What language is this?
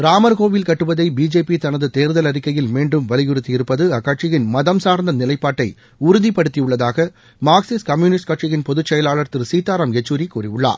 Tamil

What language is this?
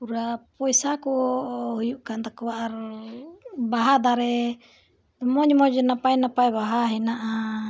Santali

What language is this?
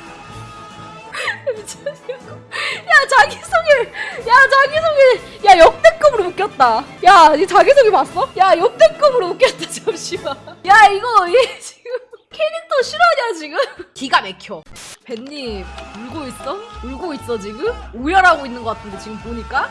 Korean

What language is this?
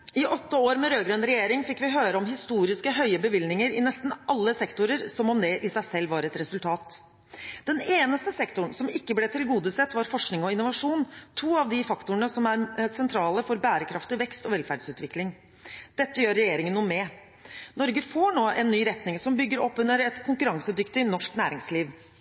Norwegian Bokmål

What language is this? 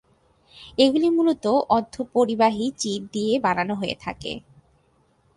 Bangla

